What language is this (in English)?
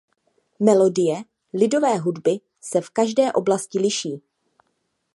Czech